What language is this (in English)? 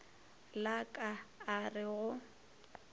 Northern Sotho